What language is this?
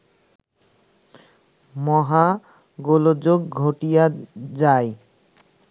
Bangla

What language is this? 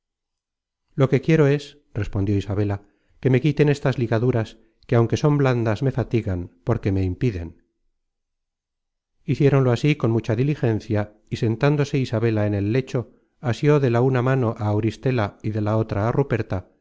Spanish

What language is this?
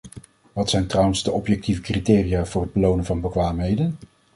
Dutch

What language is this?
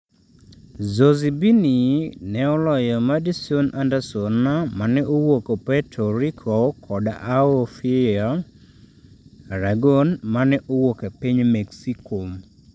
Luo (Kenya and Tanzania)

